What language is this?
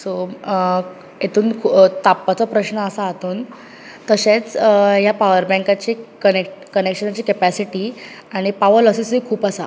Konkani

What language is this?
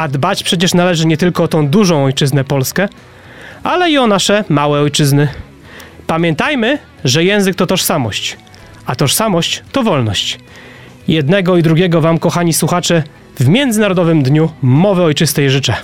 Polish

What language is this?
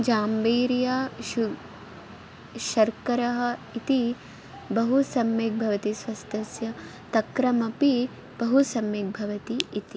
Sanskrit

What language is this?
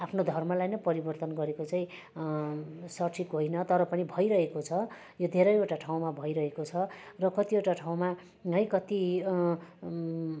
Nepali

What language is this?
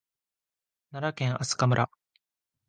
Japanese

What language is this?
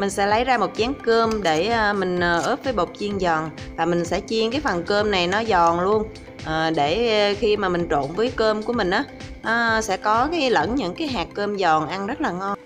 Vietnamese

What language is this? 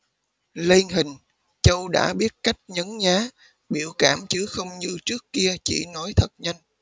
Vietnamese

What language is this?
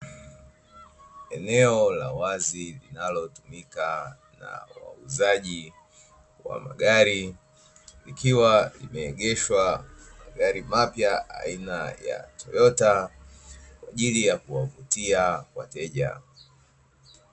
Swahili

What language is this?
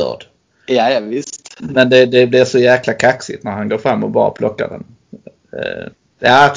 Swedish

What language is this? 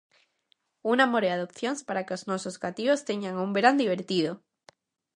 Galician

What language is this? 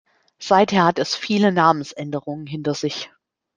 German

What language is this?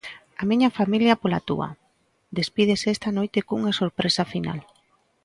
Galician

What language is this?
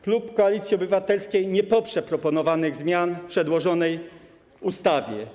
Polish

